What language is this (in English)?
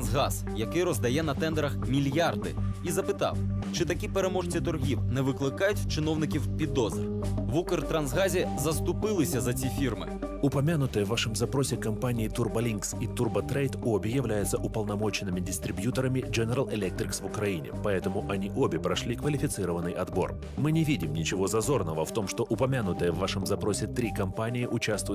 Ukrainian